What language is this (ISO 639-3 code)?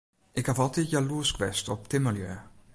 fry